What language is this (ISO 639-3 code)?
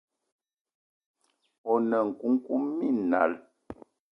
eto